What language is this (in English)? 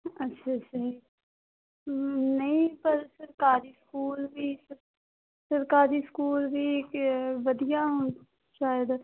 Punjabi